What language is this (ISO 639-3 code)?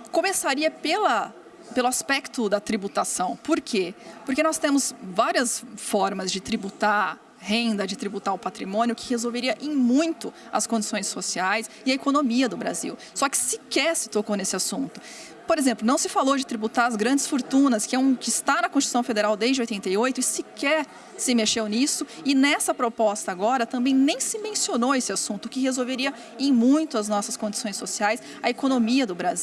por